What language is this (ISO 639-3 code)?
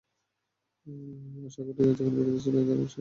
ben